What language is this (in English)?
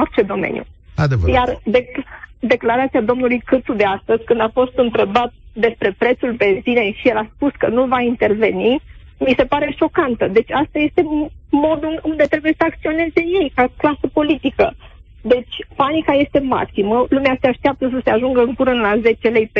Romanian